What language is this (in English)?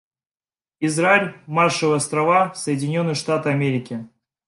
Russian